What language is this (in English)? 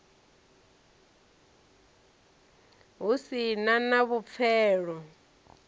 Venda